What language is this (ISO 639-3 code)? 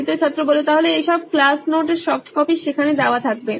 ben